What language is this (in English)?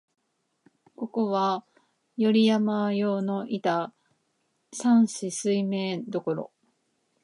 Japanese